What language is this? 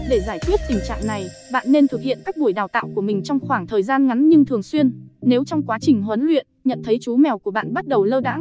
Vietnamese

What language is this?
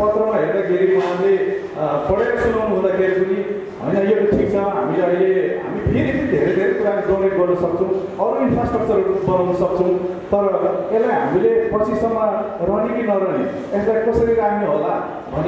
Indonesian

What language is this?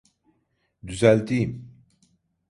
Turkish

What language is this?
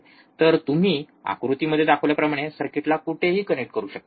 Marathi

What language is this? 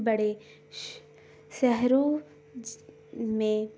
Urdu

